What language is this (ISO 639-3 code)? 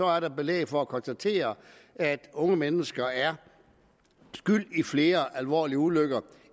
dan